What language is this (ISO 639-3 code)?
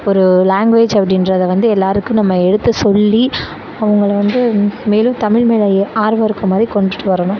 tam